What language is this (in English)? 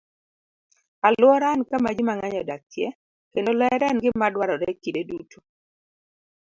Luo (Kenya and Tanzania)